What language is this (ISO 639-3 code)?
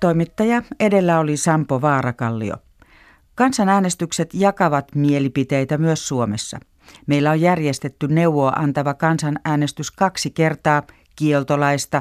fin